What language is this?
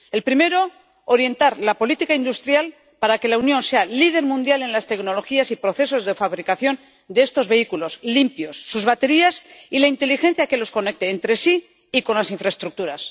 Spanish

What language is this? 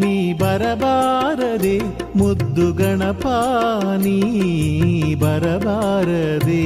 Kannada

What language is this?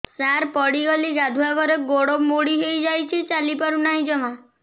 Odia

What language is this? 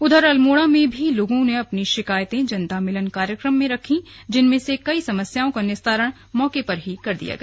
Hindi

